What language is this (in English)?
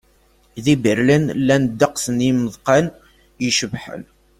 Kabyle